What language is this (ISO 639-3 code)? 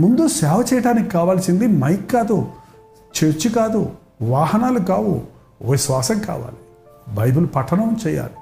tel